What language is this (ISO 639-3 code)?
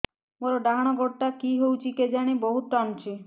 ori